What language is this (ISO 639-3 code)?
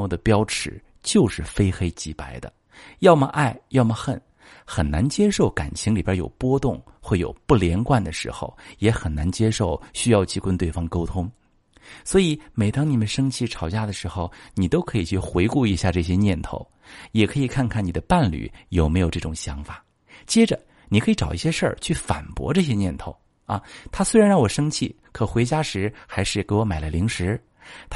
zho